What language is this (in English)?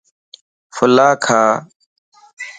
Lasi